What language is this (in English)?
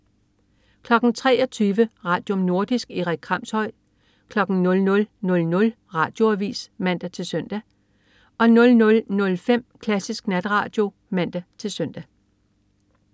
Danish